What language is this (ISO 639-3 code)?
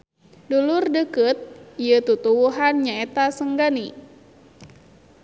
sun